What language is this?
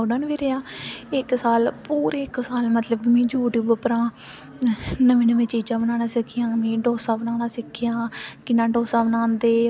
Dogri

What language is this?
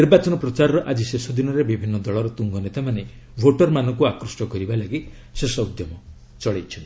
Odia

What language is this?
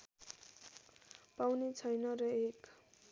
Nepali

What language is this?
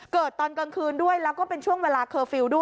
Thai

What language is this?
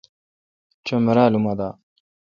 Kalkoti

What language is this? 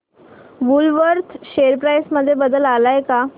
Marathi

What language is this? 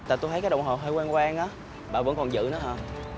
Vietnamese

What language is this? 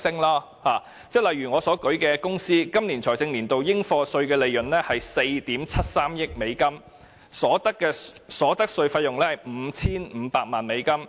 Cantonese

